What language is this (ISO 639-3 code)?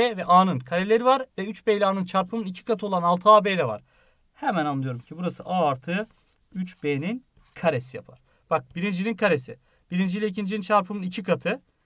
tur